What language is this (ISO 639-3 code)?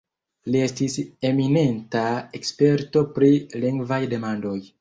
epo